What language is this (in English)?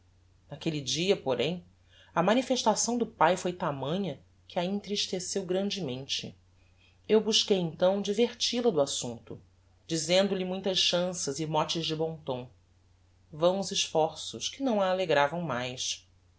Portuguese